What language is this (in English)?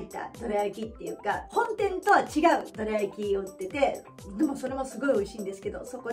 Japanese